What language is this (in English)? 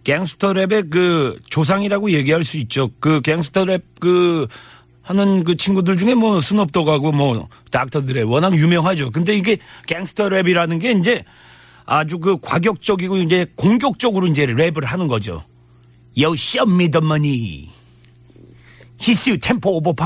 Korean